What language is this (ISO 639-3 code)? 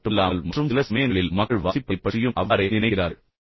tam